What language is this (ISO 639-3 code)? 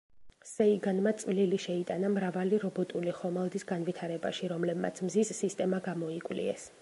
kat